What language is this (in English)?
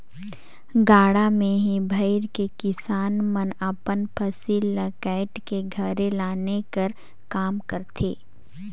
Chhattisgarhi